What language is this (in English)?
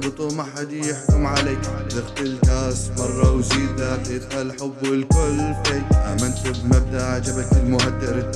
Arabic